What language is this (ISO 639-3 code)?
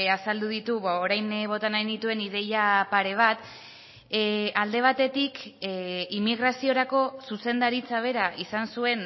eus